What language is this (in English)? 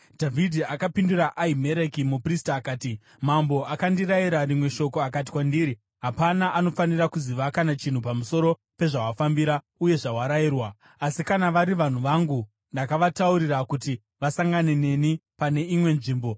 Shona